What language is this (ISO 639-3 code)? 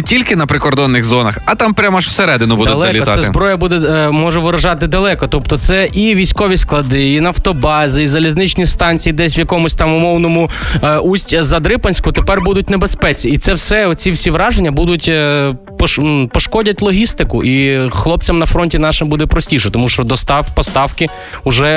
ukr